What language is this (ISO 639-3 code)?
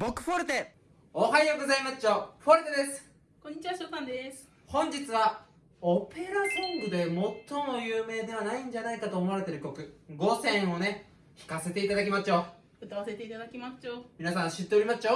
jpn